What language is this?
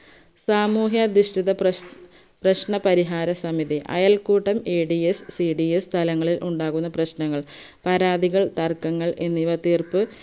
Malayalam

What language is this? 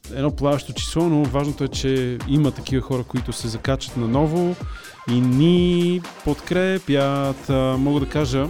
Bulgarian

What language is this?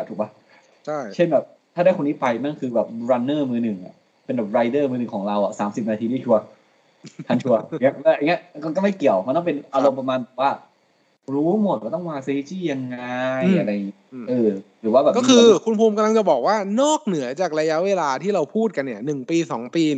Thai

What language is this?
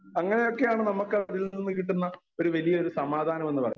Malayalam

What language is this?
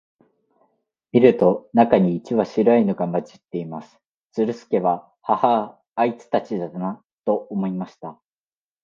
Japanese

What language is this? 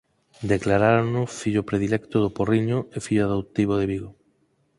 Galician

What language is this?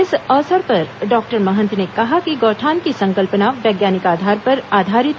Hindi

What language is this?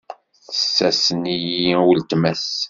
Kabyle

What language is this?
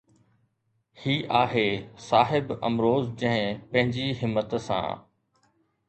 Sindhi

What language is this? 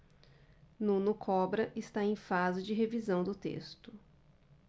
Portuguese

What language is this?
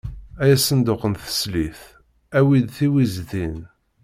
Kabyle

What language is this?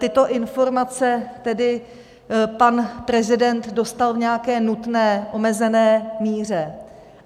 Czech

